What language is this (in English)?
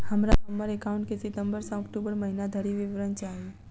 Maithili